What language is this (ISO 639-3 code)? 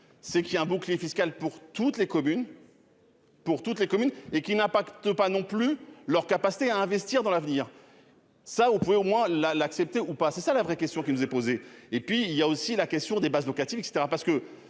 fra